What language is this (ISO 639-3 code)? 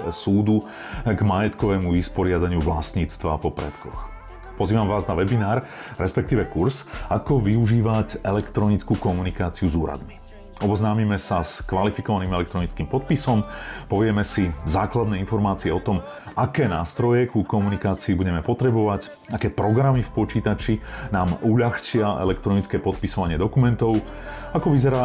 slk